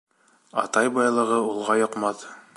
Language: Bashkir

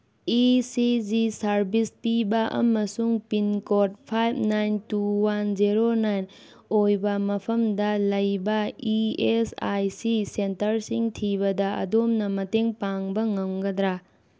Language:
Manipuri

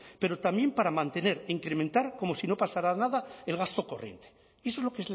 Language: Spanish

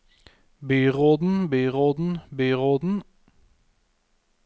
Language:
Norwegian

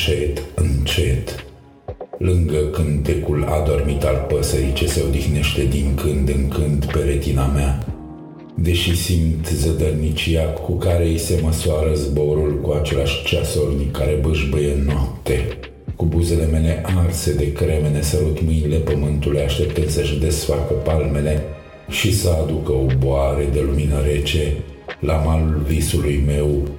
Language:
Romanian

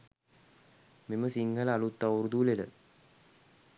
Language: Sinhala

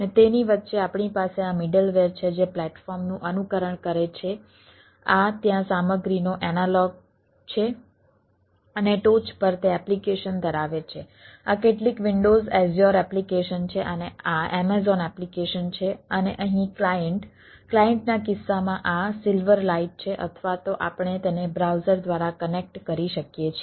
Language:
Gujarati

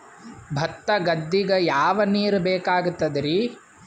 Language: Kannada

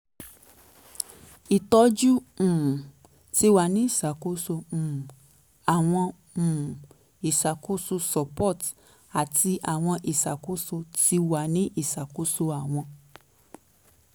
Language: Yoruba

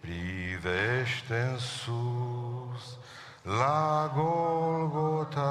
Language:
Romanian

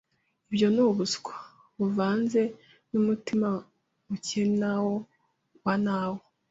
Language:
Kinyarwanda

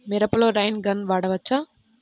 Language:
Telugu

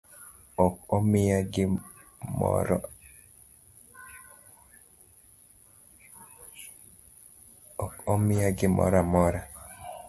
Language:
Luo (Kenya and Tanzania)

